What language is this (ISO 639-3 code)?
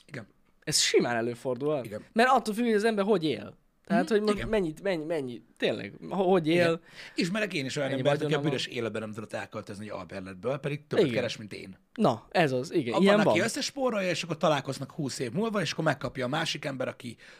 hun